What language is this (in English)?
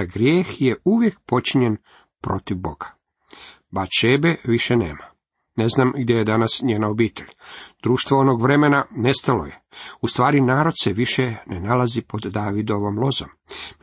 Croatian